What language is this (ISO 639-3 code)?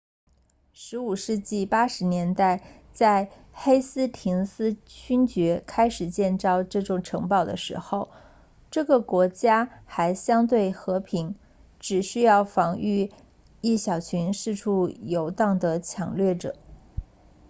zho